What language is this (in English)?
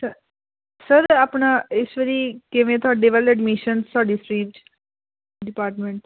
Punjabi